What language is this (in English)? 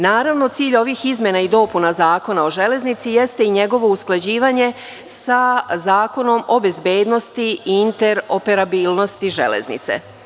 Serbian